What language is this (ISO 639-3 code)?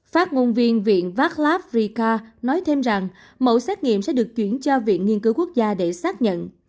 vie